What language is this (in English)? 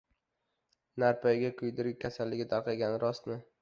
Uzbek